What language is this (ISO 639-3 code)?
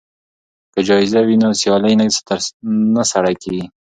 pus